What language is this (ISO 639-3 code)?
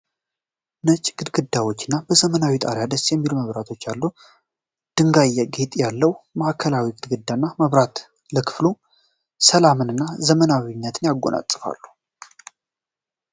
amh